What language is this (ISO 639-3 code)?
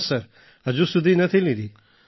guj